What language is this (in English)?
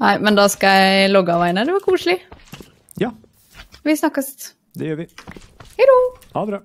Norwegian